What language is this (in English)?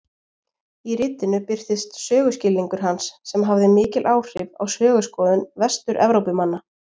Icelandic